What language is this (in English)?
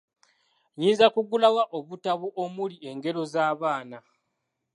Ganda